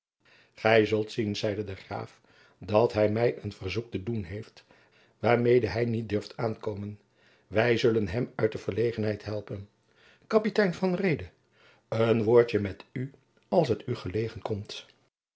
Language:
Dutch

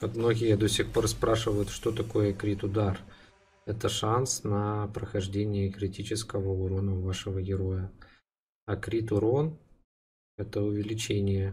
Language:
Russian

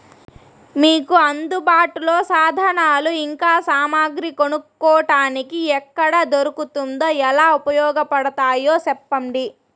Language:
Telugu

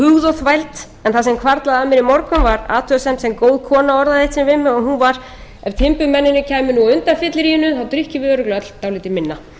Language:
Icelandic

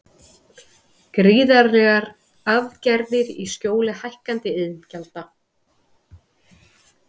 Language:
Icelandic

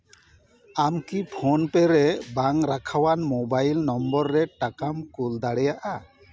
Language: Santali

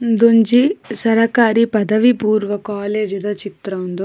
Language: Tulu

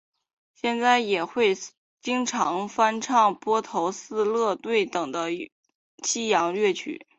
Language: Chinese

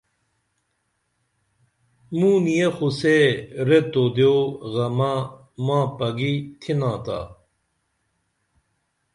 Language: Dameli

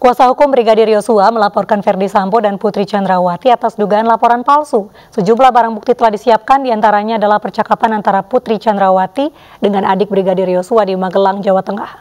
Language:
Indonesian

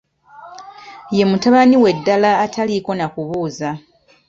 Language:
Ganda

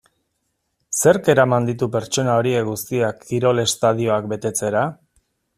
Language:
Basque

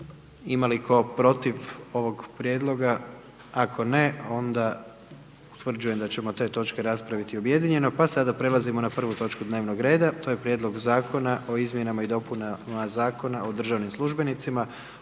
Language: Croatian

